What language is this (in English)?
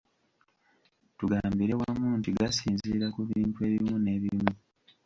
Ganda